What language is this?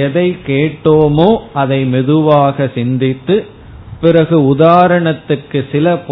Tamil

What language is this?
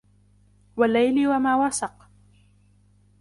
Arabic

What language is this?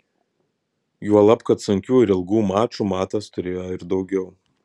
Lithuanian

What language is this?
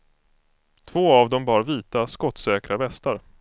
Swedish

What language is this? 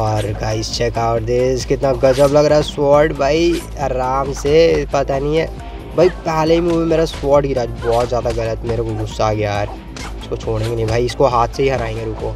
Hindi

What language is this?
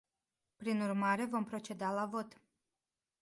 Romanian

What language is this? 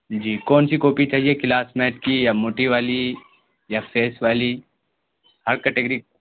Urdu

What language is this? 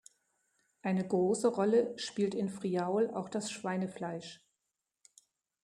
German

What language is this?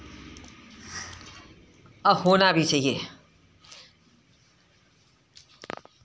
Hindi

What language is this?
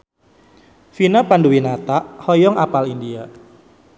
Sundanese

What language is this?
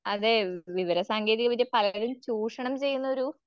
Malayalam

